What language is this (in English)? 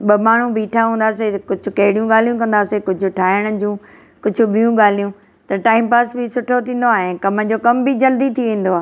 Sindhi